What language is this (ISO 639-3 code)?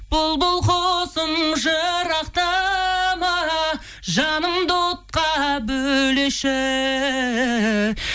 kaz